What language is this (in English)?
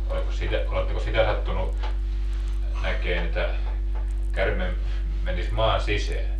Finnish